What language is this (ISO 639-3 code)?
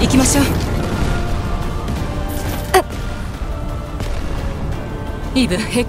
jpn